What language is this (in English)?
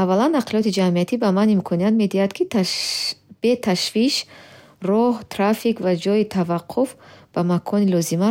Bukharic